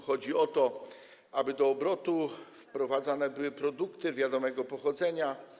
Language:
Polish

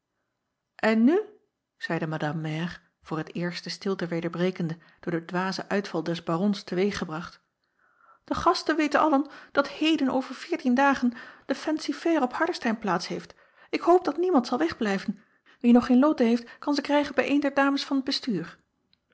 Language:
Dutch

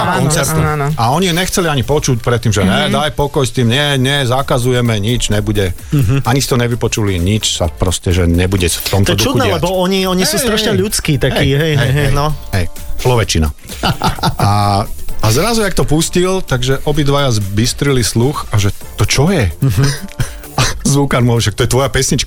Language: Slovak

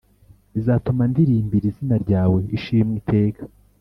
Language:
Kinyarwanda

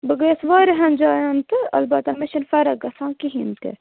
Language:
Kashmiri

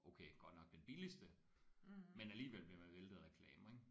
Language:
Danish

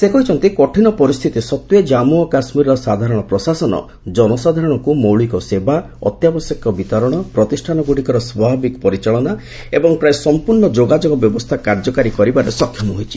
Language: Odia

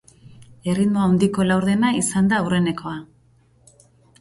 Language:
Basque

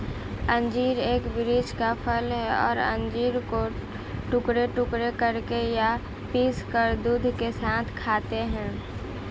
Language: Hindi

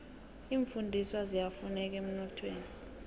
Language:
South Ndebele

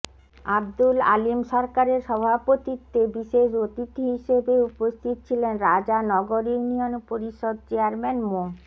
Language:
Bangla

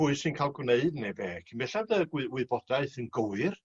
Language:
Welsh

